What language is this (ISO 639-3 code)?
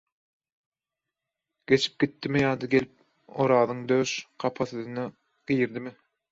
tuk